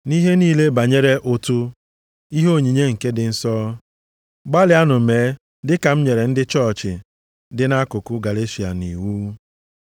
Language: Igbo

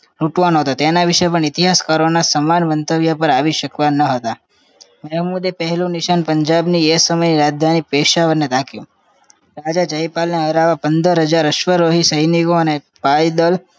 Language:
Gujarati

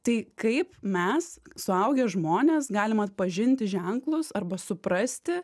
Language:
Lithuanian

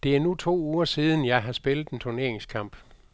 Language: Danish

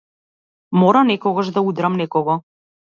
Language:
Macedonian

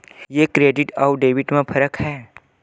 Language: Chhattisgarhi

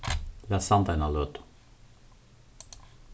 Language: Faroese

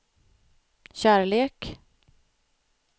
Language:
Swedish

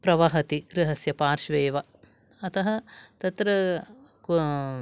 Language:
Sanskrit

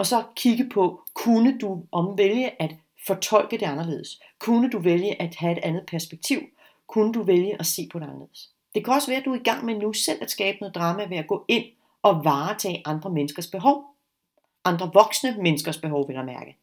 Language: Danish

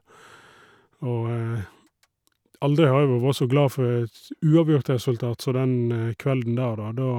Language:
Norwegian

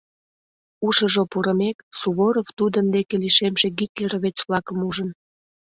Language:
Mari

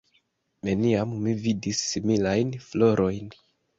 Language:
Esperanto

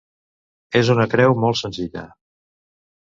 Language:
Catalan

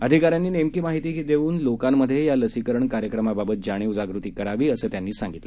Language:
Marathi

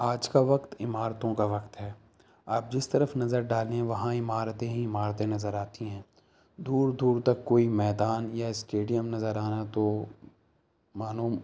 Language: Urdu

